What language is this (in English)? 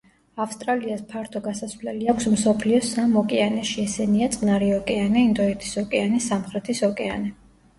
Georgian